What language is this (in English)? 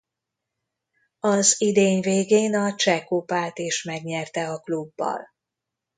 Hungarian